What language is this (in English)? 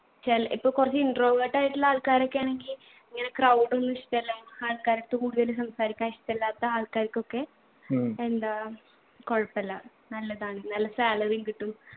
Malayalam